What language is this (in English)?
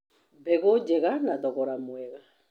Kikuyu